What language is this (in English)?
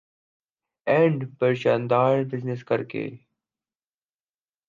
Urdu